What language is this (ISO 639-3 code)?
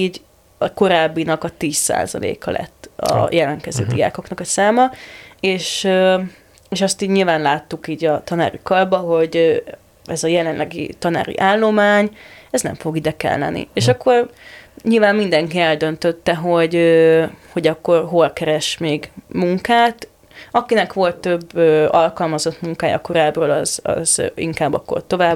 hun